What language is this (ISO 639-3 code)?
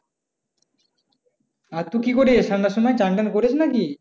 ben